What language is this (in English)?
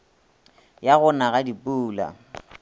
Northern Sotho